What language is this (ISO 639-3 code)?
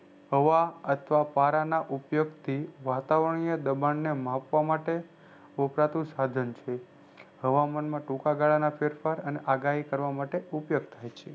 guj